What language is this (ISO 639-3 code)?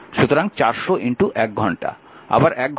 ben